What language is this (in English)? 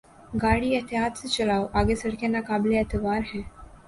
Urdu